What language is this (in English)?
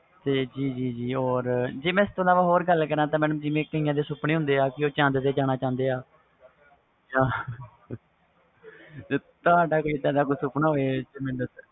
Punjabi